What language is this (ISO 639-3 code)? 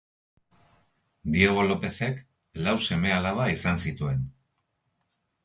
eus